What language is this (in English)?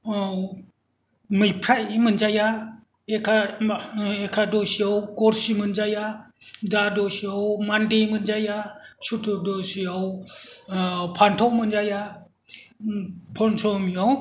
Bodo